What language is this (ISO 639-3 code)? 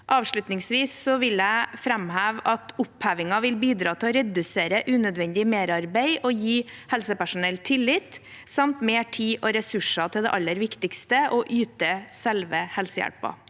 nor